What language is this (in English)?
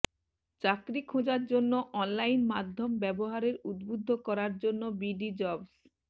Bangla